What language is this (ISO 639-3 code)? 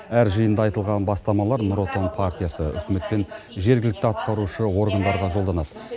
kaz